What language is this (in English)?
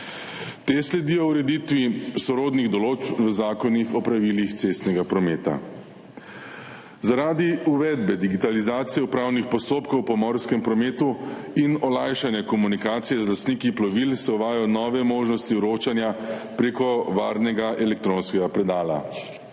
Slovenian